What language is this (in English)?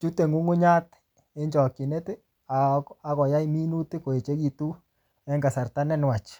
Kalenjin